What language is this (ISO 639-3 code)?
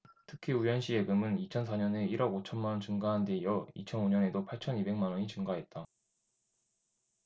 kor